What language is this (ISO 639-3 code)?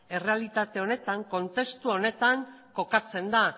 eus